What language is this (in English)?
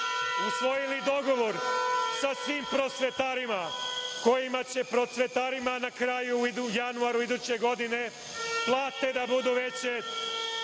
Serbian